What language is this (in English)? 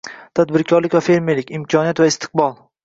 Uzbek